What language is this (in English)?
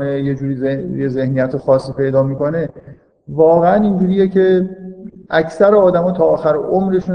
Persian